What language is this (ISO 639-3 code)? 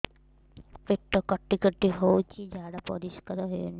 ori